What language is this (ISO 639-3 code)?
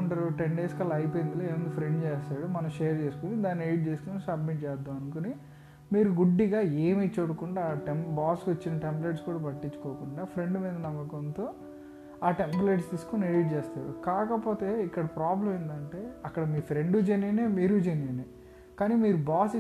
tel